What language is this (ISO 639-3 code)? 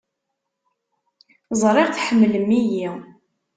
kab